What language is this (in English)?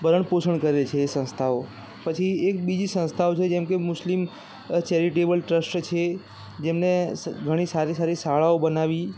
Gujarati